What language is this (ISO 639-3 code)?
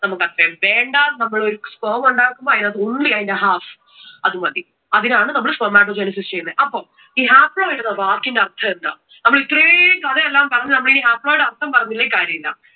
mal